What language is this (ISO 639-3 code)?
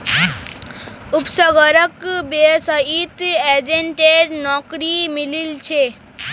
mag